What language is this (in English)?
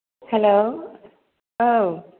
Bodo